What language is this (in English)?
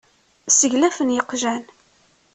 Kabyle